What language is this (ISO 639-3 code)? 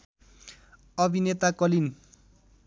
nep